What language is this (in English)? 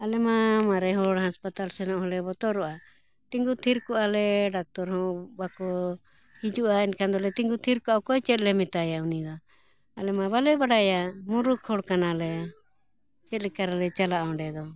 Santali